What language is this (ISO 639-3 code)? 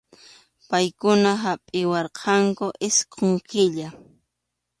qxu